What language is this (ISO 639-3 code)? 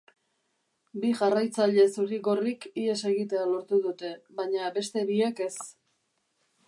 eus